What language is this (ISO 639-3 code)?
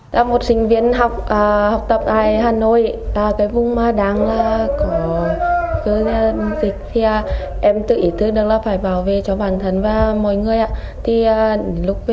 vie